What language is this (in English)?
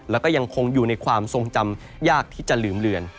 Thai